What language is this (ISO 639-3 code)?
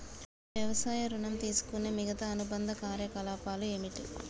tel